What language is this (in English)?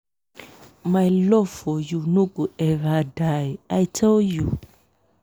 Nigerian Pidgin